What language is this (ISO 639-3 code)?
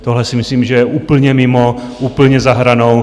ces